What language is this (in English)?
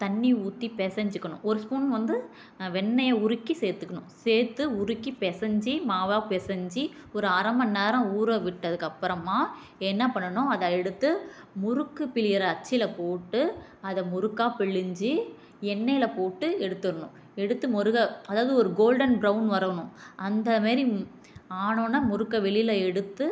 Tamil